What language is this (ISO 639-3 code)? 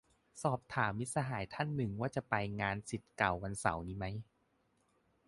tha